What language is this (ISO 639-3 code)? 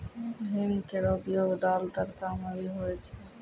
mai